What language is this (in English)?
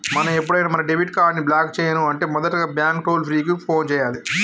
Telugu